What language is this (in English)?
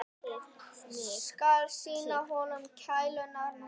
Icelandic